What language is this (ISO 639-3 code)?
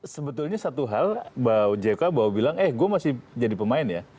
ind